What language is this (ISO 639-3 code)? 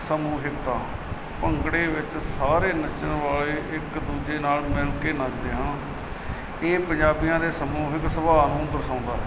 pan